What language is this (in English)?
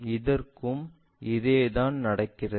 Tamil